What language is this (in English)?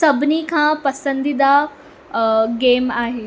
Sindhi